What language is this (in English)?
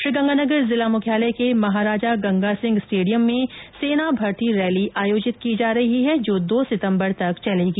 Hindi